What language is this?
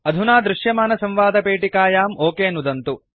Sanskrit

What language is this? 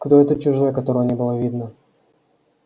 Russian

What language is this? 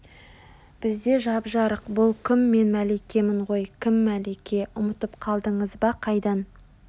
Kazakh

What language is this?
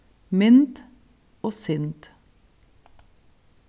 Faroese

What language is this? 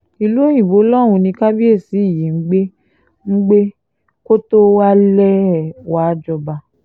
Yoruba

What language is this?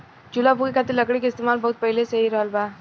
Bhojpuri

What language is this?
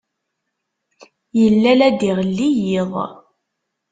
Kabyle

